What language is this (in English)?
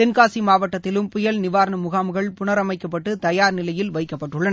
Tamil